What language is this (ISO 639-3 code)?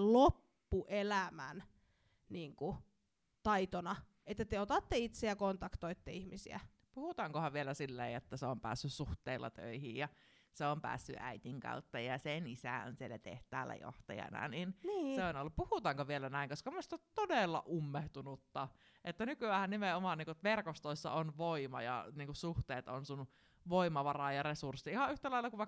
fin